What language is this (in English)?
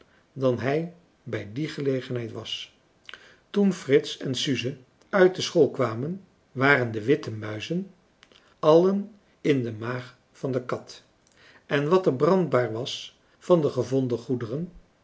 Dutch